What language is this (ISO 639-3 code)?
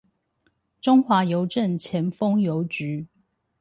zho